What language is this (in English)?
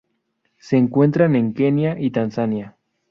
Spanish